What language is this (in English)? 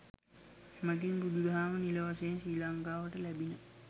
Sinhala